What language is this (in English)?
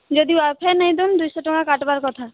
Odia